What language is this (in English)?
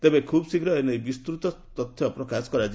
Odia